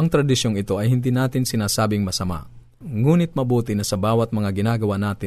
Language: Filipino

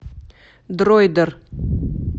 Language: Russian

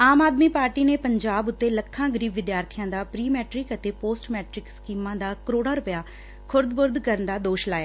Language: Punjabi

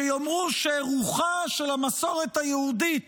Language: Hebrew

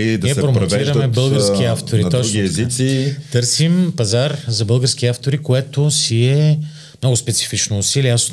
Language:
Bulgarian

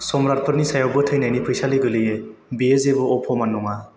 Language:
Bodo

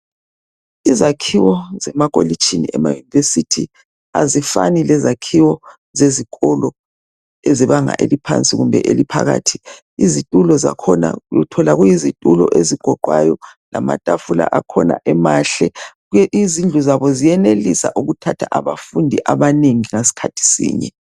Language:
North Ndebele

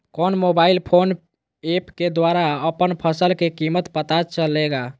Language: Magahi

